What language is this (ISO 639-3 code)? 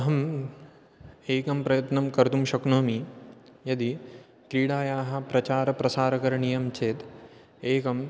san